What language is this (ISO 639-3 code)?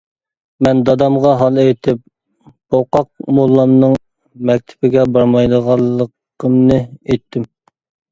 uig